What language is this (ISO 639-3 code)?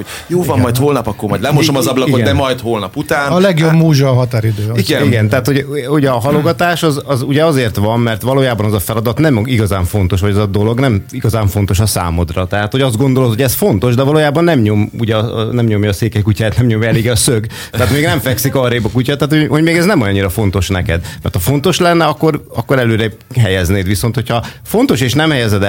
hun